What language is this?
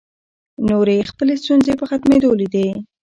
Pashto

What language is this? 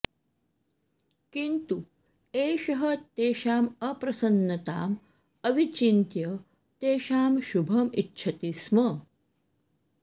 Sanskrit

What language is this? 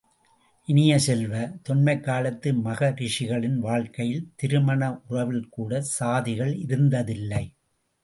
Tamil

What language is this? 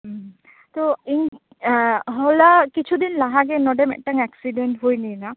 Santali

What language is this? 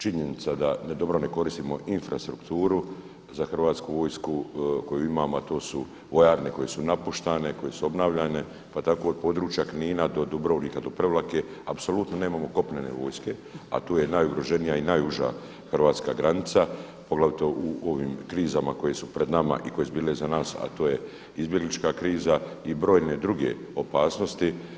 Croatian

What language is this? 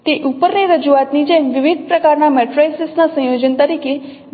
Gujarati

